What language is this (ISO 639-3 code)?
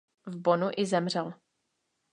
ces